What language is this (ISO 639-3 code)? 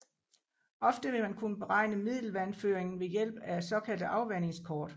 dan